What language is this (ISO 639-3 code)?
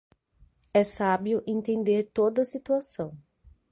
por